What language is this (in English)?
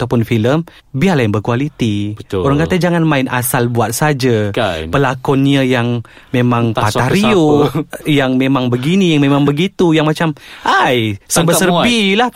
Malay